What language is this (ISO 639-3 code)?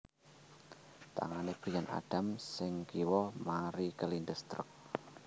jav